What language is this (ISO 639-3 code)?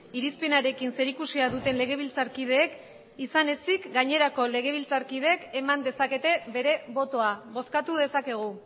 eus